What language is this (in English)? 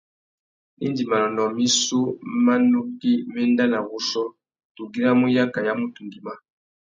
Tuki